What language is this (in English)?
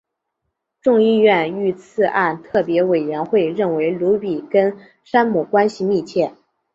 Chinese